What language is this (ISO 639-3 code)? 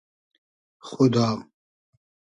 haz